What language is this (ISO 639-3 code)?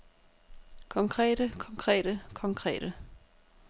dan